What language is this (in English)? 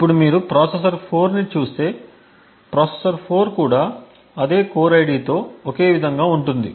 Telugu